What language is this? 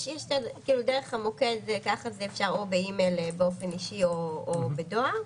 Hebrew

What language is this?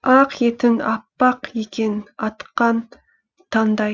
Kazakh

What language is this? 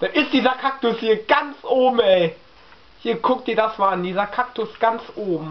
German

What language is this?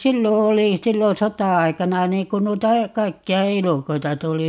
Finnish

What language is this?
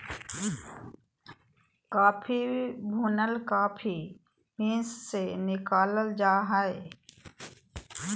Magahi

